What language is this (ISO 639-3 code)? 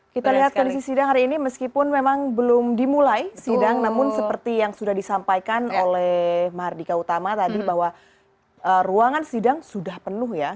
ind